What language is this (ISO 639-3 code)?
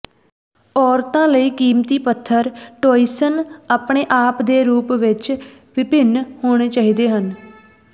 pan